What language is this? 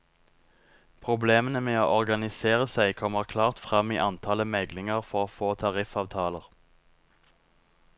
Norwegian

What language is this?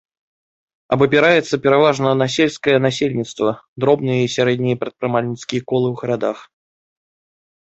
Belarusian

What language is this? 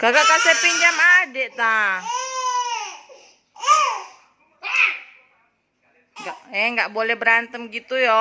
Indonesian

